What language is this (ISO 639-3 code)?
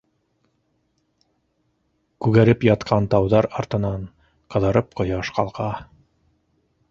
bak